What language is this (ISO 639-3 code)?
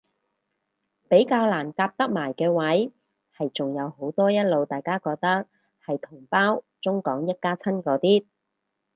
yue